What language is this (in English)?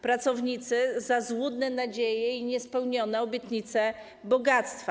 Polish